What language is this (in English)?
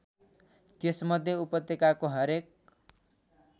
Nepali